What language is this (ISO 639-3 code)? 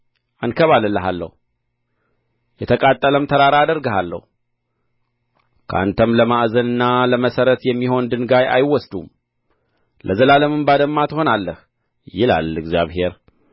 amh